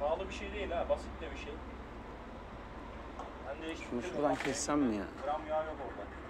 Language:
Turkish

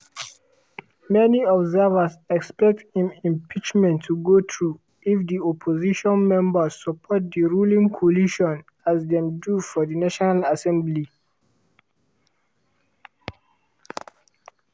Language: Nigerian Pidgin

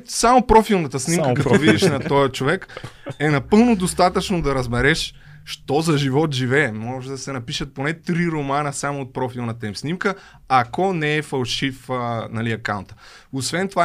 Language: Bulgarian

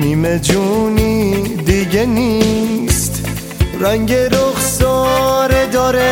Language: Persian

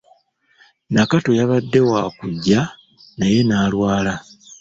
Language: Ganda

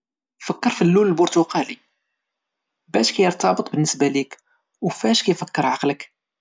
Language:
Moroccan Arabic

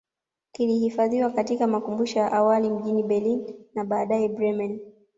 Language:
Swahili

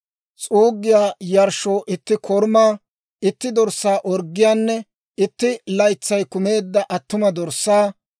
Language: Dawro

